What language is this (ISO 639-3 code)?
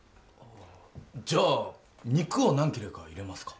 jpn